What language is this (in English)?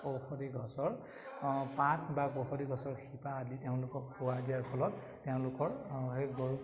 Assamese